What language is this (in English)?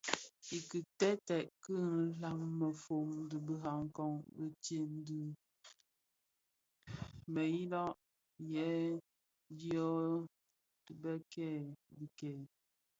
Bafia